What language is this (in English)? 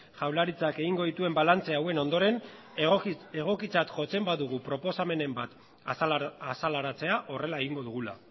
Basque